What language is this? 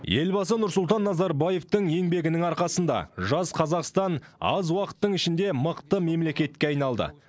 Kazakh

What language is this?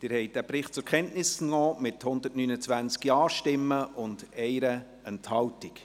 Swiss German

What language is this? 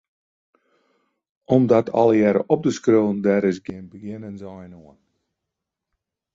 Western Frisian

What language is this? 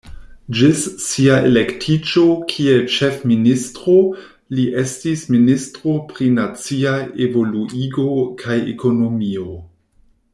Esperanto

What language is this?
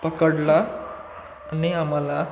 Marathi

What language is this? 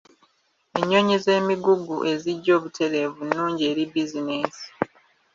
Ganda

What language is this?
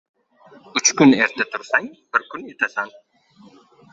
Uzbek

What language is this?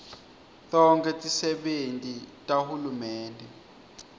Swati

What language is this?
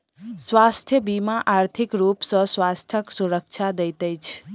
Maithili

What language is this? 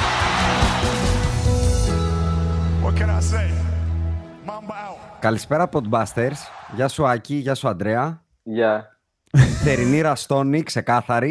Greek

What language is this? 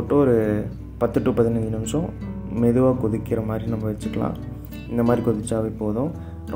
English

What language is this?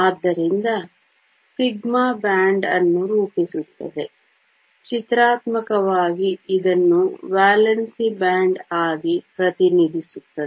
Kannada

